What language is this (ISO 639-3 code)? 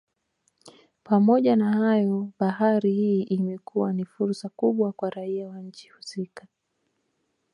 swa